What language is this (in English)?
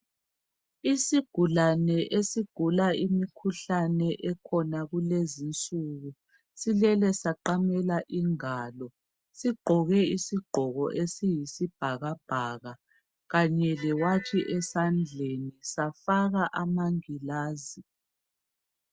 North Ndebele